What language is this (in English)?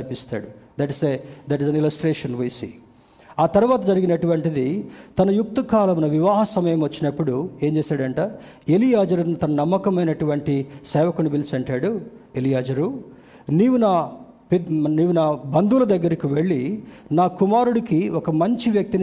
Telugu